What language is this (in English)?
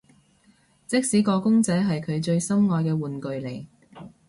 Cantonese